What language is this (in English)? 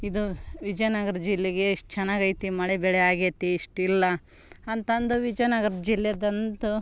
Kannada